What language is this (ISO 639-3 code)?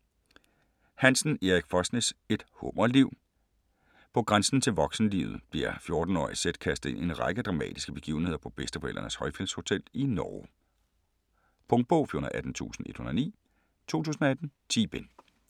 dan